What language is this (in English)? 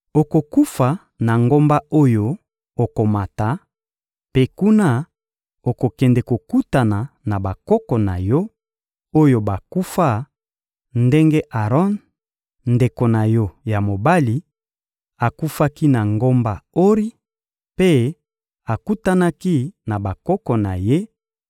Lingala